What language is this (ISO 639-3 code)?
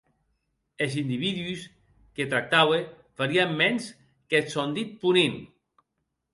oci